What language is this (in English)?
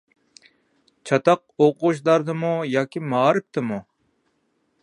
Uyghur